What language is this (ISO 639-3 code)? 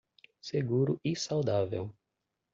por